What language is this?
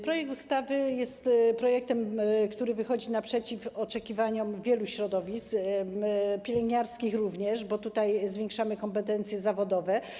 Polish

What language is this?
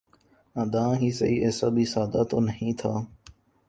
Urdu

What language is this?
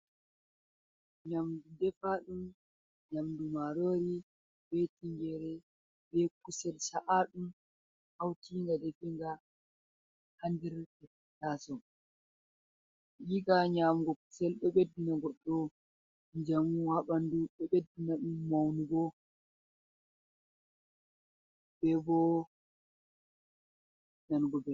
Fula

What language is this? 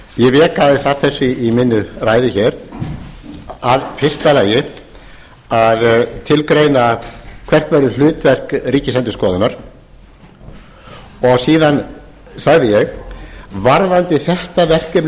Icelandic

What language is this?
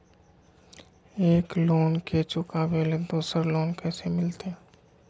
Magahi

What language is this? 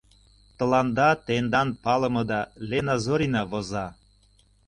Mari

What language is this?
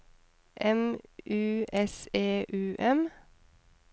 Norwegian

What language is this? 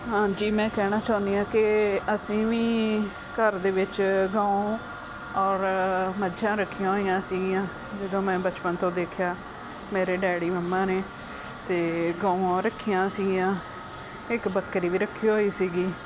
Punjabi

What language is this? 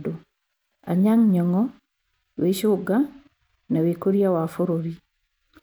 Kikuyu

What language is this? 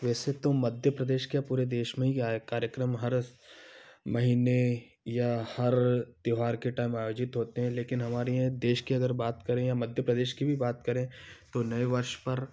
Hindi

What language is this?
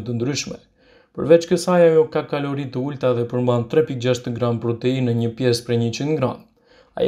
Romanian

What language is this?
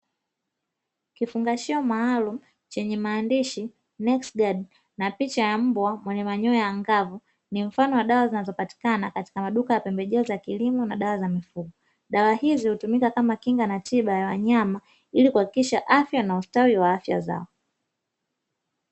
Swahili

